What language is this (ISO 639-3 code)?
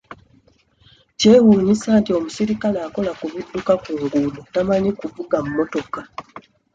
lug